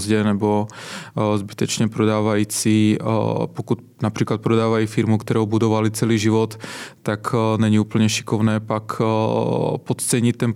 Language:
Czech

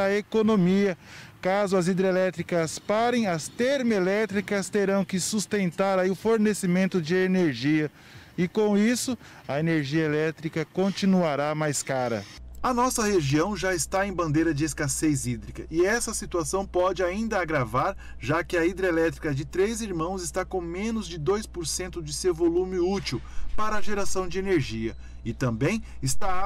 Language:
Portuguese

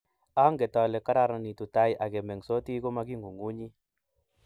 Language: Kalenjin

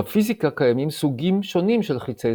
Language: Hebrew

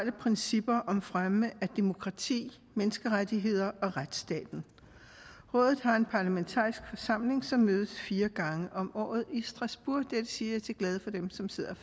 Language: Danish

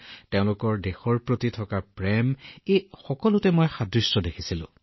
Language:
Assamese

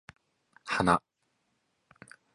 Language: Japanese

